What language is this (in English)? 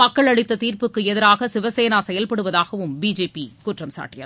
Tamil